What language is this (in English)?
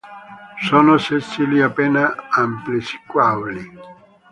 Italian